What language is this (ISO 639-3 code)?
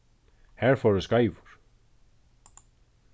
fao